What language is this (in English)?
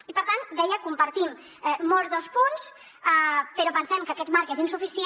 Catalan